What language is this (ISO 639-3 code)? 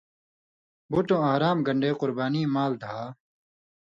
mvy